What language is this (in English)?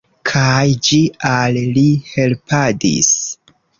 Esperanto